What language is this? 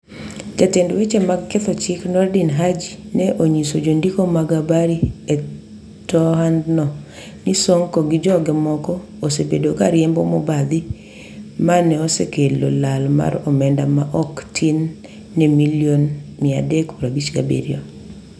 Luo (Kenya and Tanzania)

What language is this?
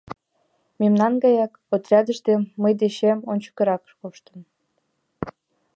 Mari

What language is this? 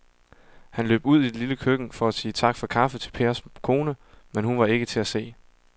Danish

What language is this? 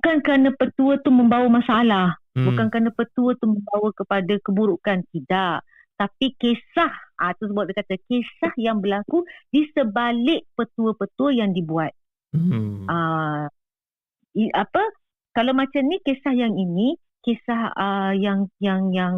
Malay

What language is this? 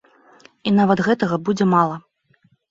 Belarusian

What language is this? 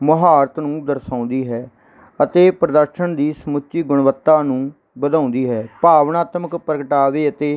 Punjabi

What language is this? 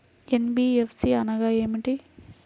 Telugu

